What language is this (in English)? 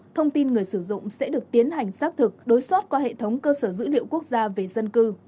Vietnamese